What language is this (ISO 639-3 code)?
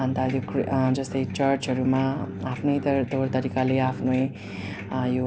nep